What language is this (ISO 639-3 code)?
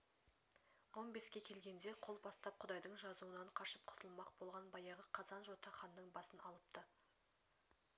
kaz